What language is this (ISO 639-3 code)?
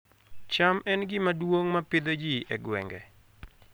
luo